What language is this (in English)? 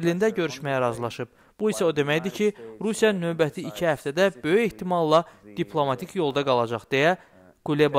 Turkish